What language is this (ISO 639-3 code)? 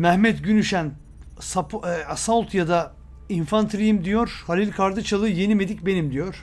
tur